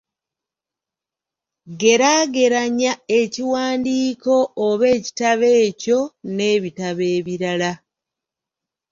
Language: Ganda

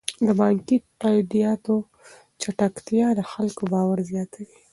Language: Pashto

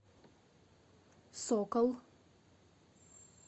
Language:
Russian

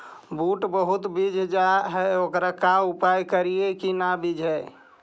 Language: Magahi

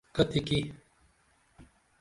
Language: Dameli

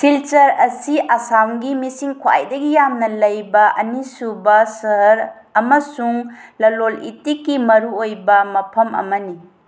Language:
Manipuri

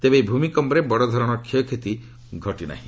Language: Odia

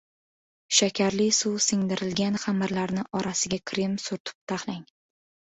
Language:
Uzbek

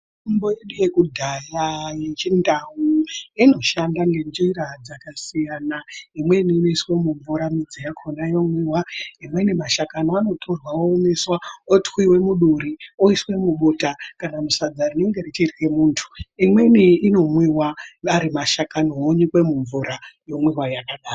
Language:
Ndau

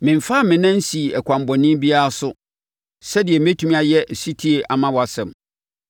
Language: Akan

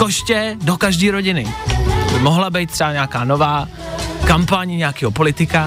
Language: Czech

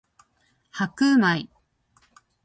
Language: Japanese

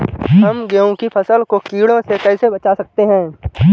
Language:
Hindi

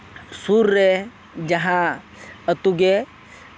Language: Santali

